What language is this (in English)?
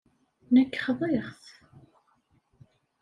Kabyle